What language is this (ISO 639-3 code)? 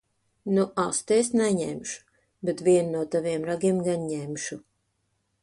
lav